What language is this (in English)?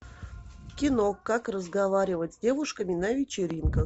Russian